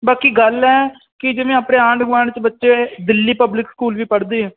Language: Punjabi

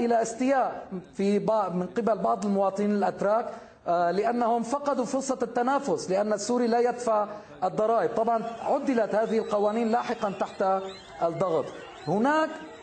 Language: Arabic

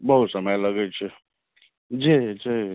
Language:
Maithili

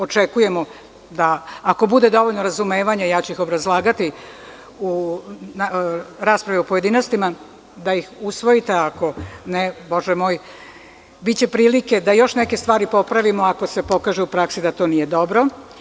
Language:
Serbian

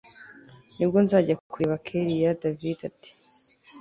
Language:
Kinyarwanda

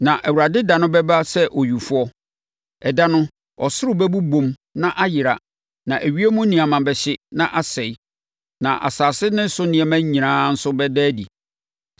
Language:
Akan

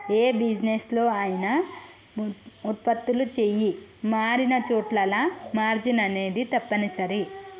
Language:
Telugu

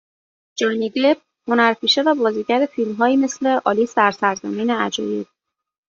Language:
Persian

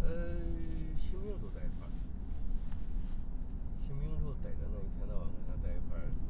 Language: Chinese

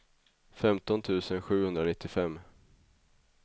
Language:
Swedish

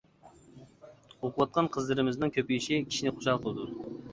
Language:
Uyghur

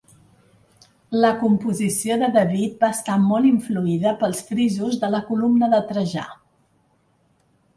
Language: Catalan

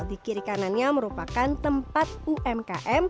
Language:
Indonesian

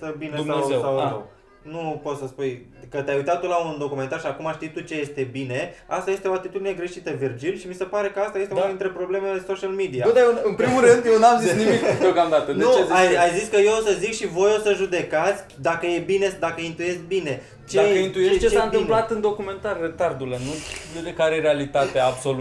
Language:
Romanian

